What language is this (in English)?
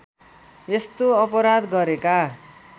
Nepali